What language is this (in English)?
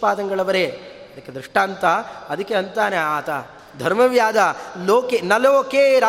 Kannada